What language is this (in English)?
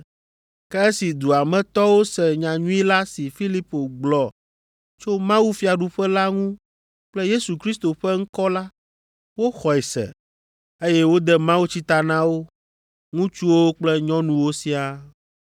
Ewe